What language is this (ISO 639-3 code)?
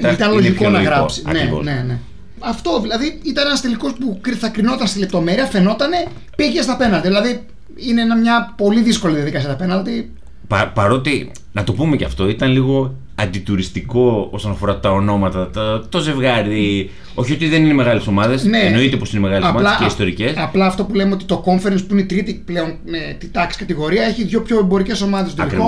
ell